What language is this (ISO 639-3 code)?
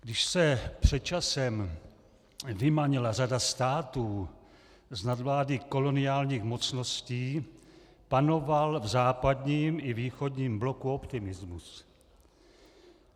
ces